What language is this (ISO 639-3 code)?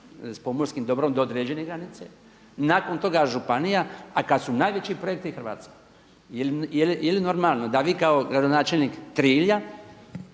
hrv